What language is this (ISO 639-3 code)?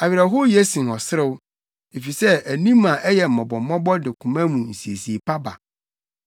aka